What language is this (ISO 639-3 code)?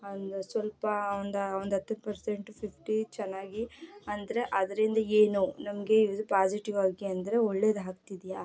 kan